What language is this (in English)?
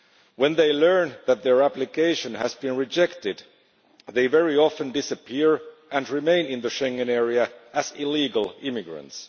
English